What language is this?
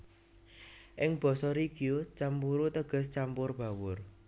Javanese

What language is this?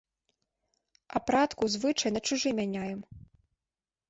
Belarusian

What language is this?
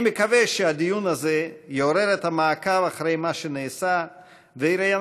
Hebrew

